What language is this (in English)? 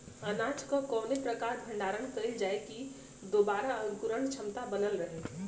Bhojpuri